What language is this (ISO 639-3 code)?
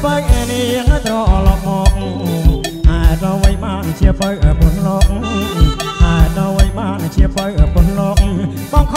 tha